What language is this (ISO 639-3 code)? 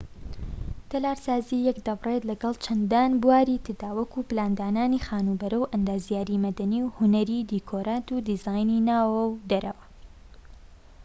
ckb